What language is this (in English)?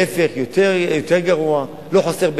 Hebrew